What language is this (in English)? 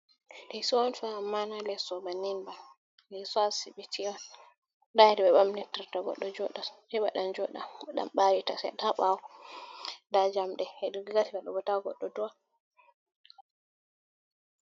Fula